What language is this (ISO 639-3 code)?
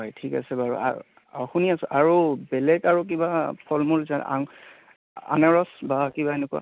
asm